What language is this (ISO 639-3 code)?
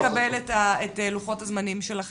heb